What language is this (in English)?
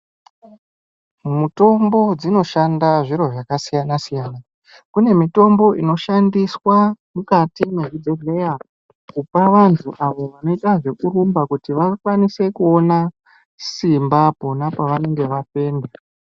Ndau